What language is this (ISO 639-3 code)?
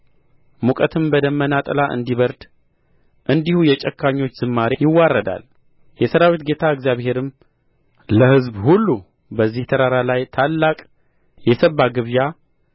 amh